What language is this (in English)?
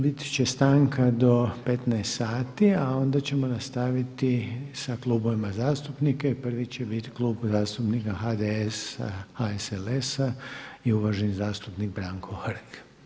Croatian